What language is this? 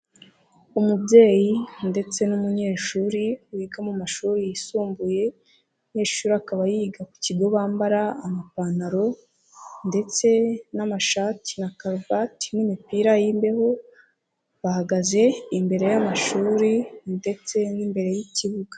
Kinyarwanda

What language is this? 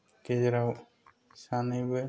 Bodo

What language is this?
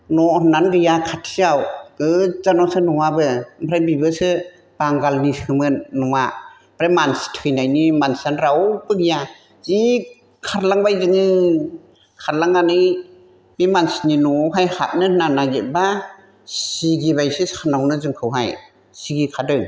Bodo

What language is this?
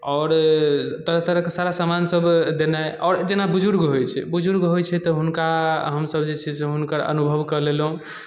Maithili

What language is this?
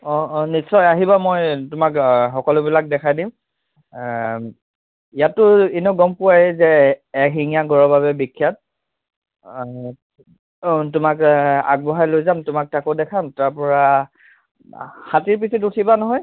Assamese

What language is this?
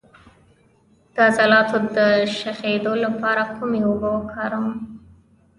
Pashto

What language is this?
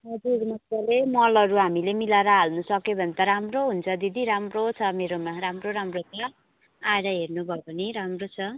Nepali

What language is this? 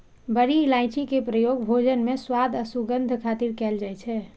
Maithili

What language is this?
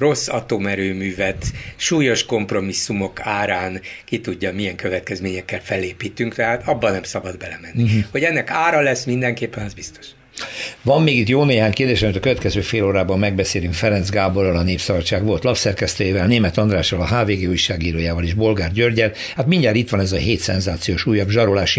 Hungarian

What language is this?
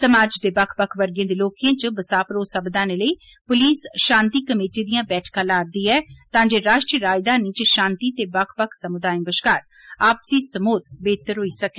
Dogri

